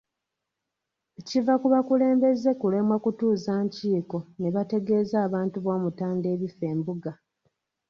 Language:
Ganda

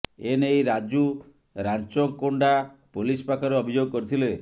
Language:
Odia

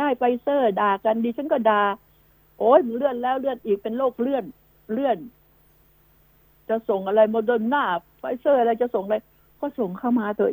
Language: Thai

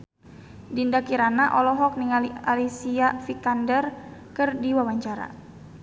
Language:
Sundanese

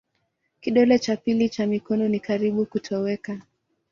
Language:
Swahili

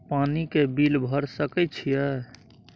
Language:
Maithili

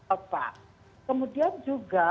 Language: Indonesian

